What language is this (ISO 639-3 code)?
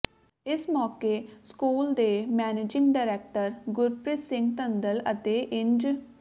pan